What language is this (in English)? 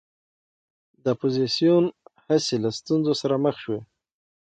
Pashto